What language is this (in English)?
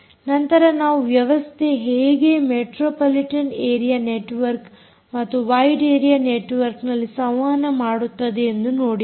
Kannada